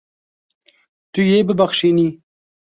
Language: Kurdish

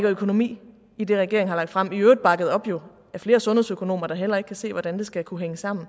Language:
Danish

